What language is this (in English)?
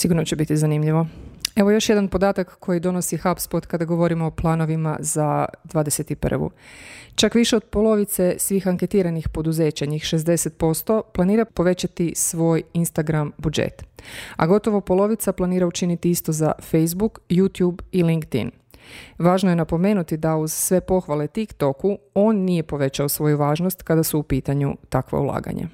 Croatian